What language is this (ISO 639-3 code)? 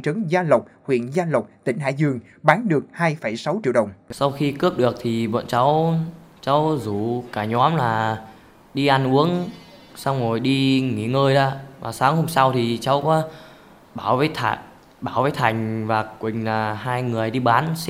vie